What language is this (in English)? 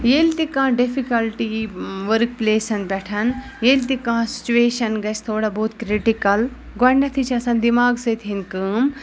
Kashmiri